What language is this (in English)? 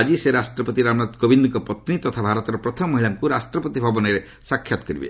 Odia